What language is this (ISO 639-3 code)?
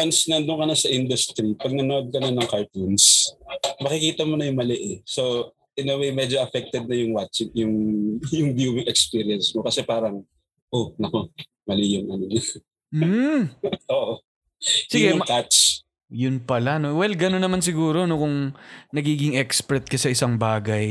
fil